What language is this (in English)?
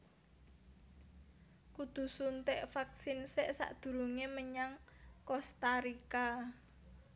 Javanese